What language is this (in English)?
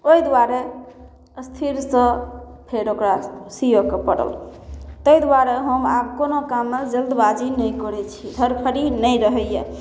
Maithili